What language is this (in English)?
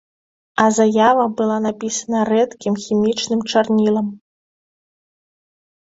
Belarusian